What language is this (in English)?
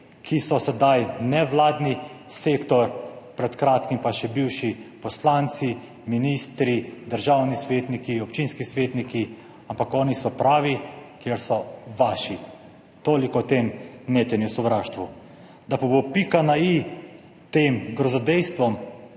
Slovenian